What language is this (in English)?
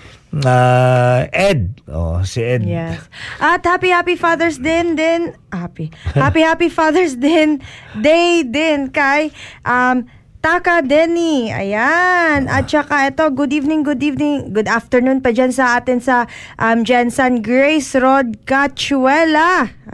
Filipino